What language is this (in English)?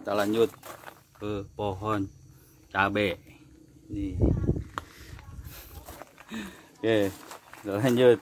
Indonesian